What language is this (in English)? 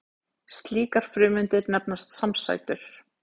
Icelandic